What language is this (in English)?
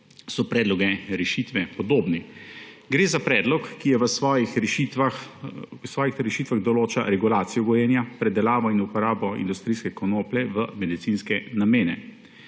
Slovenian